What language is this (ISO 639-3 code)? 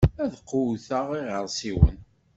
kab